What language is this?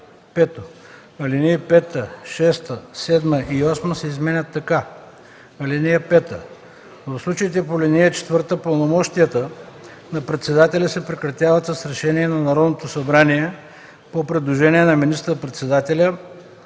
Bulgarian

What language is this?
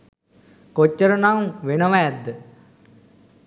Sinhala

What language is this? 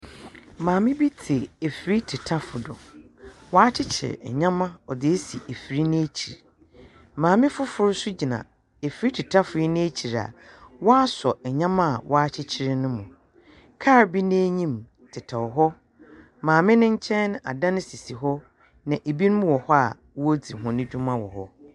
Akan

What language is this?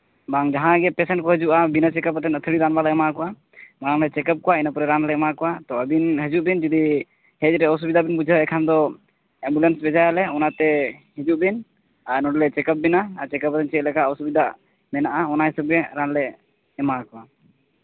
Santali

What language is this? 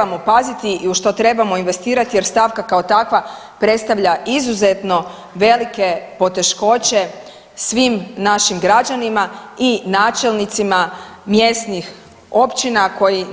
Croatian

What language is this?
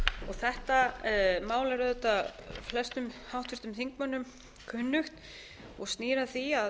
Icelandic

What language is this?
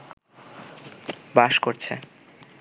Bangla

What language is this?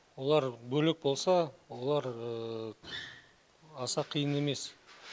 Kazakh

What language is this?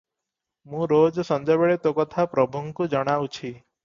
Odia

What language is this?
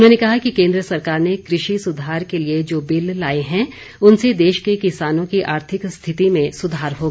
Hindi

